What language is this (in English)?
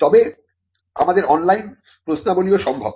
Bangla